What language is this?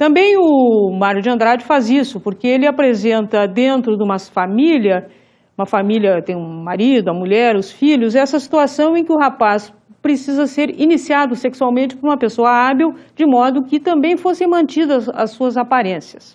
Portuguese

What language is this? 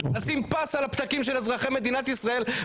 Hebrew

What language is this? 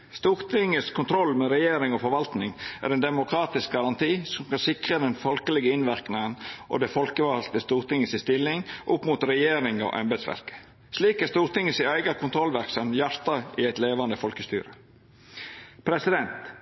Norwegian Nynorsk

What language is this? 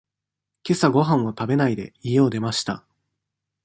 Japanese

